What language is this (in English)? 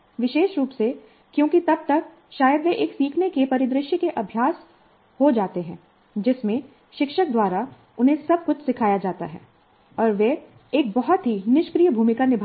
Hindi